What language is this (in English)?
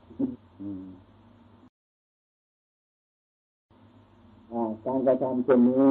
Thai